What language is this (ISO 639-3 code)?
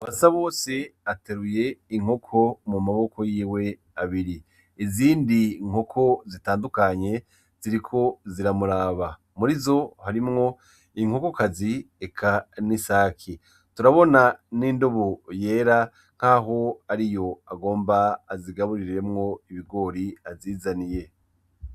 run